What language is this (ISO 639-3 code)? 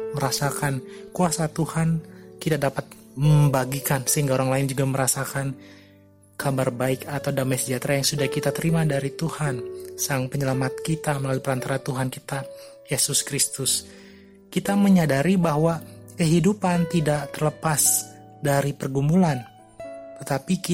ind